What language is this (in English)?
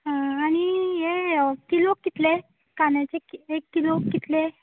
Konkani